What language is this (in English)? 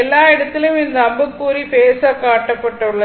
Tamil